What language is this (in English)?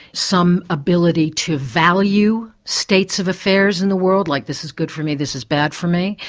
English